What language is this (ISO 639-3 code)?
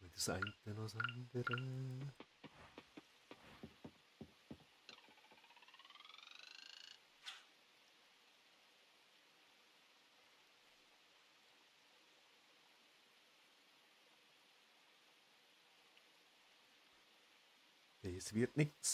deu